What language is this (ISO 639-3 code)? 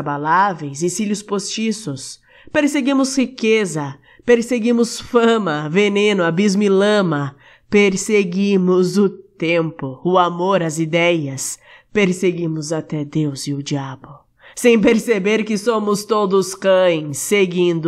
por